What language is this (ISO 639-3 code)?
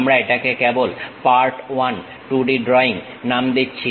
ben